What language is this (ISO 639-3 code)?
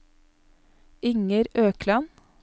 nor